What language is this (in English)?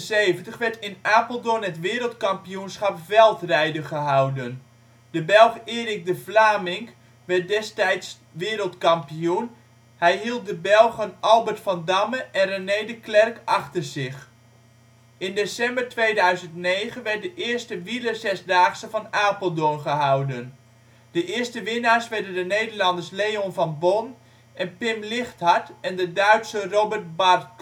Dutch